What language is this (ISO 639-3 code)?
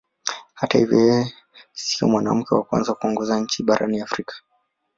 swa